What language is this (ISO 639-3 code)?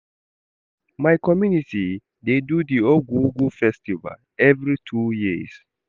pcm